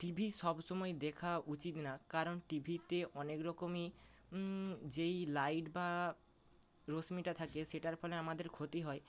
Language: Bangla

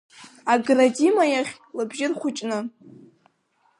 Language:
Abkhazian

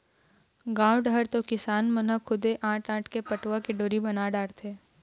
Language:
Chhattisgarhi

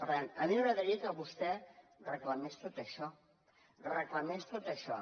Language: Catalan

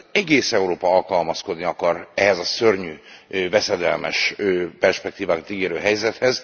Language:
Hungarian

